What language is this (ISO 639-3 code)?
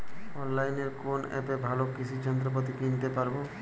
ben